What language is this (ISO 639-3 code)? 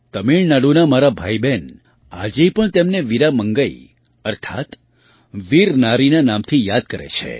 guj